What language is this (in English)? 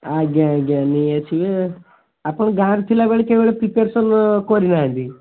Odia